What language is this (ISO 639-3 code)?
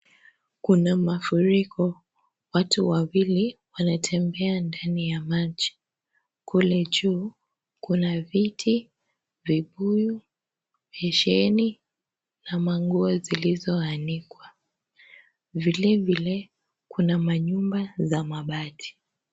swa